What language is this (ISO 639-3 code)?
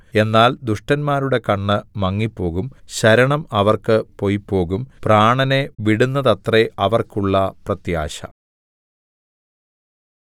mal